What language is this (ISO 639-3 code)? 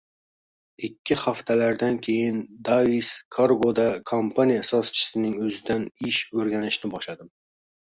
uzb